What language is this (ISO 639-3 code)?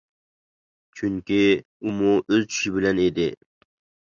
uig